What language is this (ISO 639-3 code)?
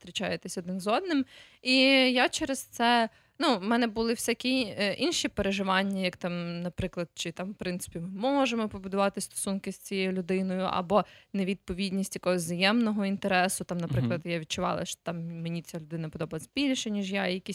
ukr